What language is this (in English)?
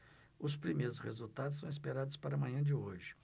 Portuguese